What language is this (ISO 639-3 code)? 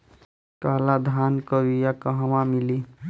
bho